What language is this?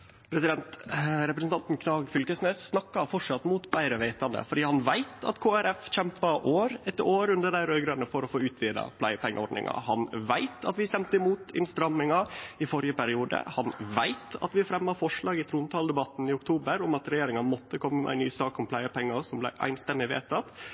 Norwegian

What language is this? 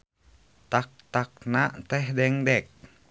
Sundanese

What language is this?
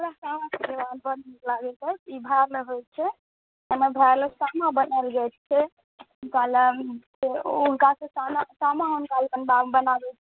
Maithili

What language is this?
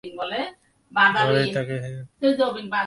Bangla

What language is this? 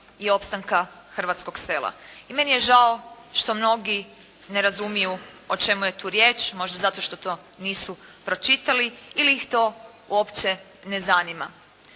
Croatian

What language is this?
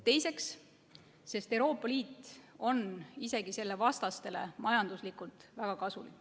Estonian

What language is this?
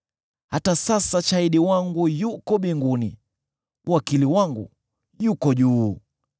Swahili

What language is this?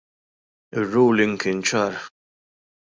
Maltese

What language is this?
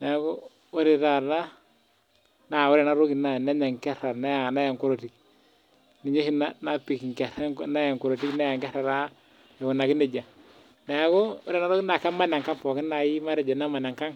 Masai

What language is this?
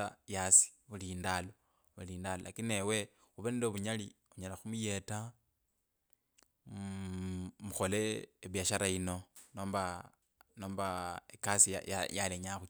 Kabras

